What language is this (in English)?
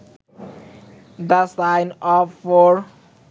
Bangla